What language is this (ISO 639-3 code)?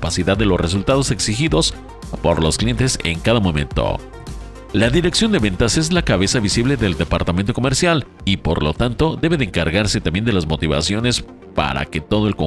spa